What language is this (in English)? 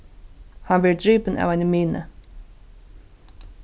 Faroese